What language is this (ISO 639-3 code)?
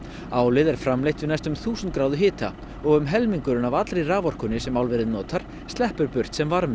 isl